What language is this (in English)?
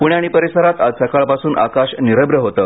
Marathi